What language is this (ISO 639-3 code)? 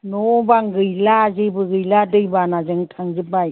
brx